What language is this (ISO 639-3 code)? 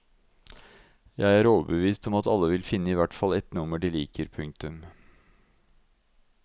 nor